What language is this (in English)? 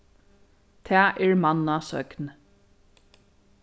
Faroese